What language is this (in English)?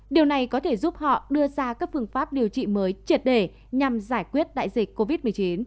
Vietnamese